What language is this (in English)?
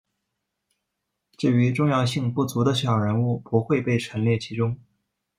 Chinese